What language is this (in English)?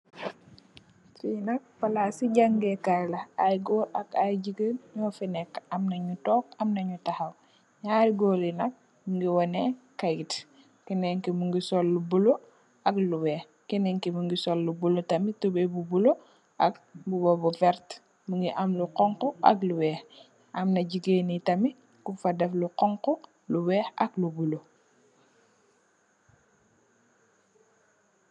Wolof